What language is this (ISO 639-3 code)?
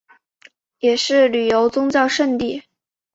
zho